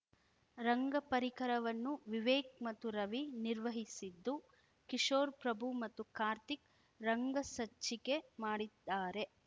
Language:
Kannada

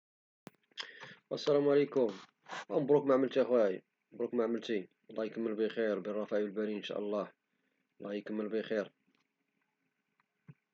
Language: Moroccan Arabic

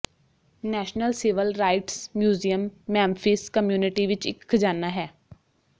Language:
Punjabi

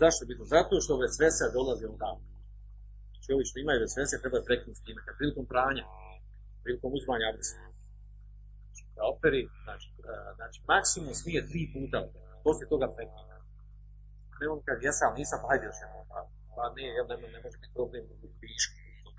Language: Croatian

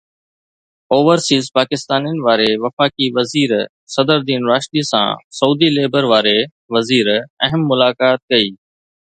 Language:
Sindhi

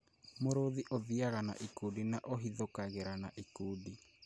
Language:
Kikuyu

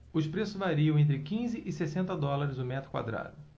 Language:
Portuguese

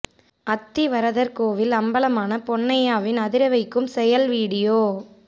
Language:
Tamil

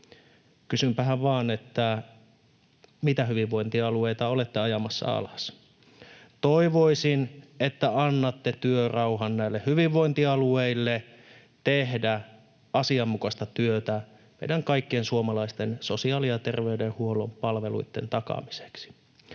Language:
Finnish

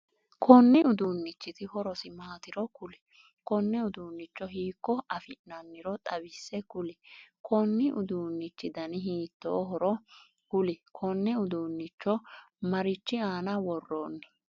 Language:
Sidamo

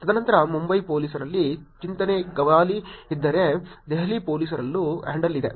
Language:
Kannada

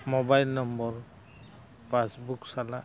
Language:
Santali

